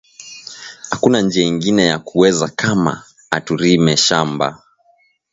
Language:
Swahili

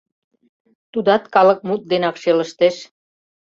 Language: Mari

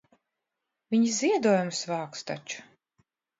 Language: Latvian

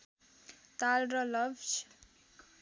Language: Nepali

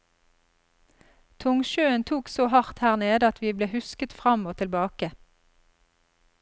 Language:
Norwegian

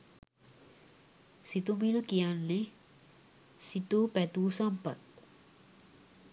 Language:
Sinhala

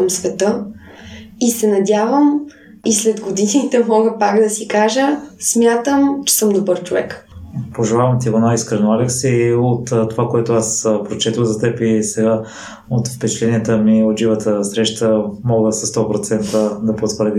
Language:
Bulgarian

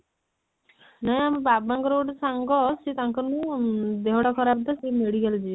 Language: Odia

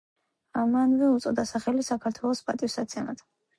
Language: Georgian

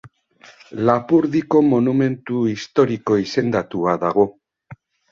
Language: Basque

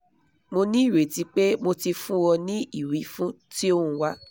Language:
Yoruba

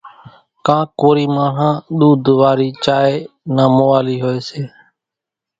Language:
Kachi Koli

